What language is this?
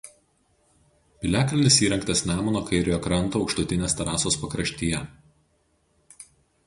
Lithuanian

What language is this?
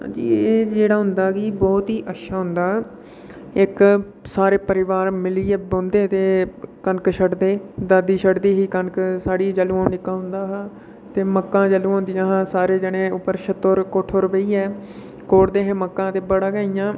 Dogri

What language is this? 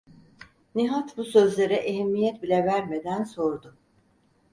Turkish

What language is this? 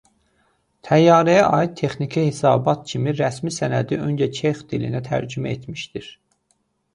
Azerbaijani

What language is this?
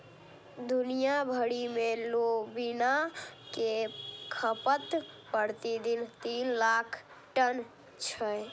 Maithili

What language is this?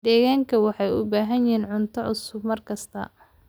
Somali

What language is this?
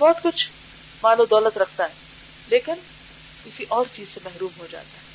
Urdu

